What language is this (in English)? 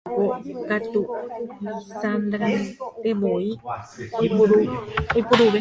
Guarani